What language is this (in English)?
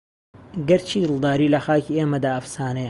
Central Kurdish